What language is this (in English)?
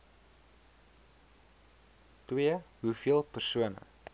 Afrikaans